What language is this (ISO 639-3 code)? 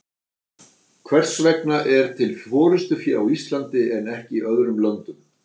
isl